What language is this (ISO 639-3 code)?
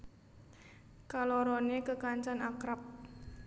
jav